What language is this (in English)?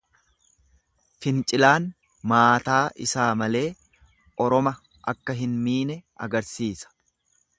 Oromo